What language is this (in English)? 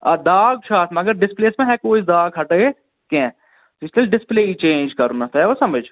Kashmiri